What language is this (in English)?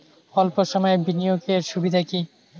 Bangla